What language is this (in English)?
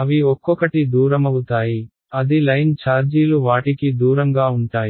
Telugu